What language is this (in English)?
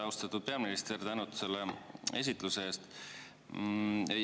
Estonian